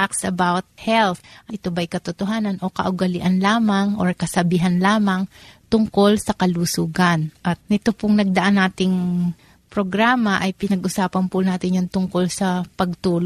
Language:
Filipino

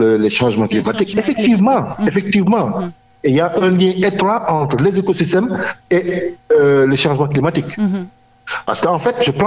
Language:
French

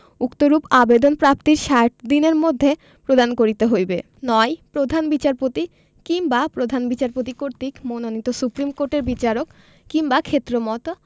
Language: Bangla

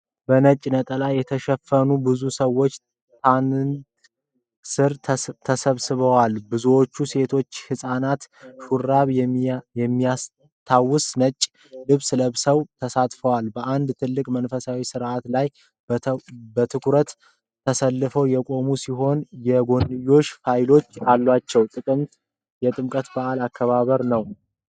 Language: Amharic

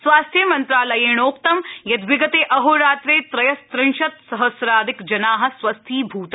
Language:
Sanskrit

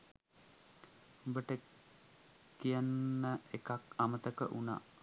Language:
Sinhala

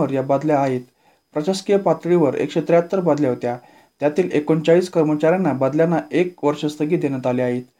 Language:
Marathi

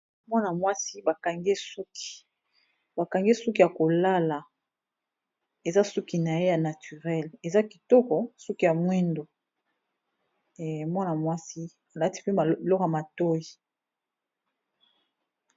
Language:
Lingala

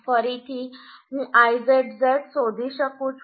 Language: Gujarati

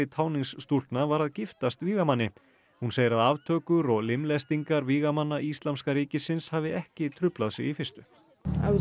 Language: Icelandic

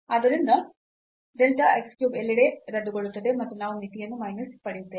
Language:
Kannada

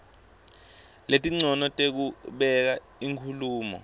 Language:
Swati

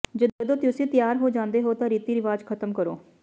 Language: Punjabi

